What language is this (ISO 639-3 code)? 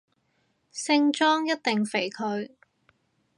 yue